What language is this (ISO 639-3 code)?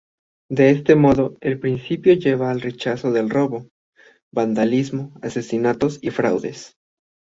spa